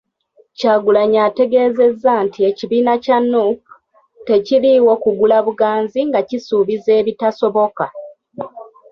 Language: Ganda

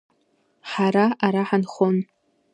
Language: Abkhazian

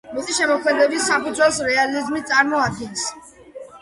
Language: Georgian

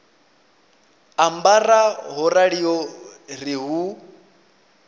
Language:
Venda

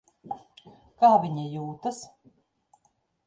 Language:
Latvian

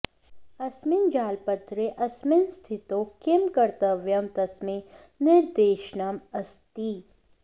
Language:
Sanskrit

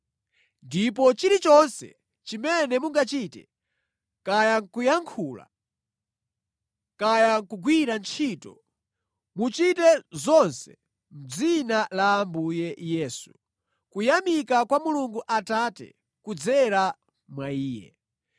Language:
Nyanja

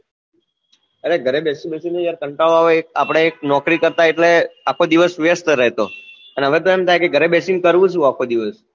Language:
Gujarati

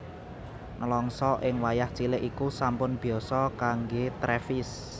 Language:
Javanese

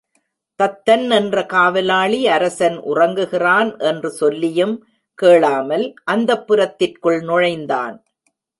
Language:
Tamil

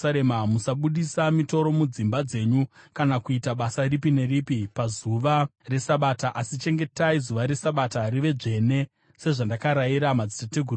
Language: Shona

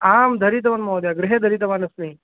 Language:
Sanskrit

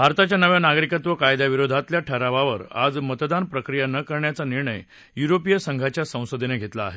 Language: Marathi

